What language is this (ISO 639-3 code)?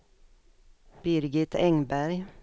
swe